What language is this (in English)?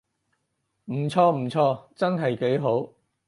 Cantonese